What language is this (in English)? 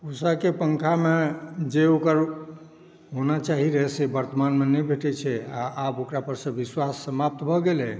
Maithili